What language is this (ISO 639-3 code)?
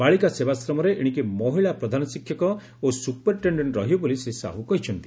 ori